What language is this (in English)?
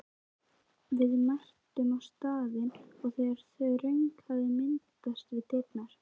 Icelandic